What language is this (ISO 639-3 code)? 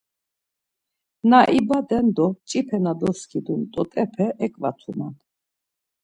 lzz